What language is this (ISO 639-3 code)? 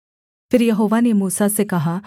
hin